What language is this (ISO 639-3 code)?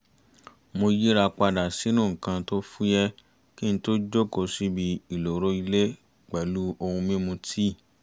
yor